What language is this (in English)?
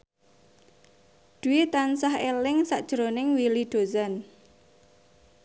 Javanese